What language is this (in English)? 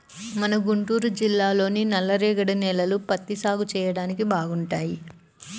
Telugu